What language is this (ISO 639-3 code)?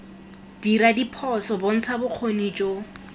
tsn